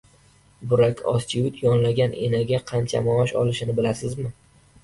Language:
Uzbek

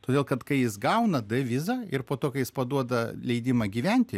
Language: Lithuanian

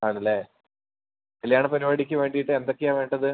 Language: Malayalam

